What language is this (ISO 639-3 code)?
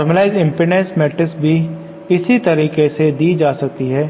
hin